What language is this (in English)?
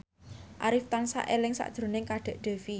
Javanese